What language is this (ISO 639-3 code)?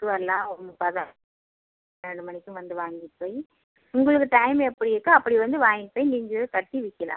tam